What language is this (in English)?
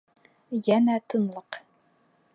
Bashkir